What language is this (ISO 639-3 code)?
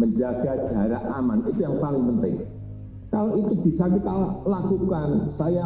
ind